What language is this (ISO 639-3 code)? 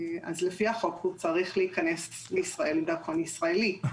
heb